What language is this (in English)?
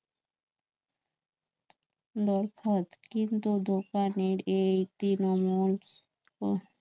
Bangla